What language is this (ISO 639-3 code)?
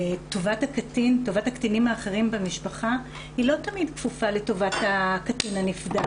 heb